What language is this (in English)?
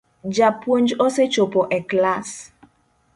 Luo (Kenya and Tanzania)